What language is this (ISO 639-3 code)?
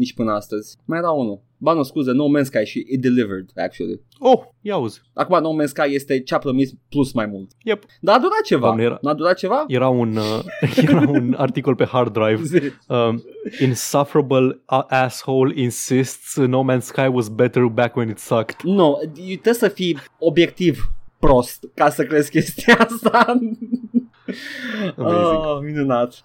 ron